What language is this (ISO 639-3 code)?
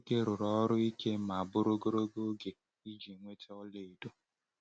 ibo